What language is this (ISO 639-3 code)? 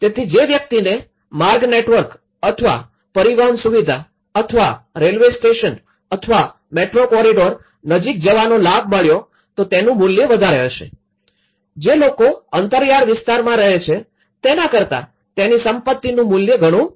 guj